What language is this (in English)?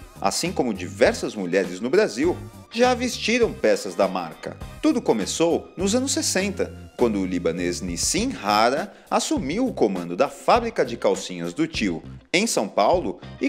Portuguese